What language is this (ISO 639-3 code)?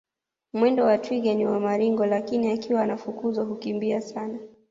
swa